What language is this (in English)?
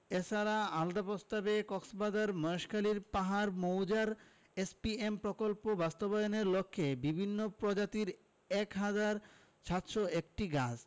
Bangla